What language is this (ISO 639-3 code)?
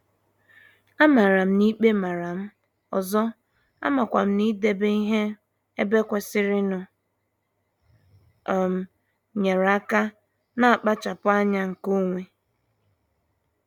ibo